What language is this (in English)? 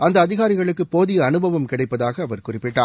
Tamil